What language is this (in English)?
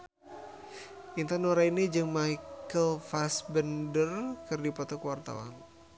Sundanese